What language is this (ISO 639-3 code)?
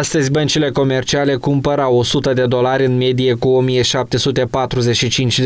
ron